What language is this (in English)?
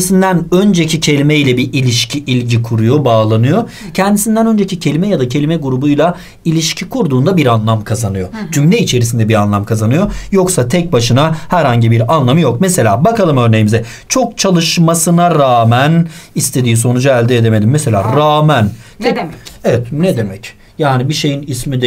Turkish